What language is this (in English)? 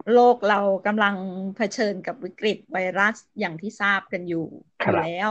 Thai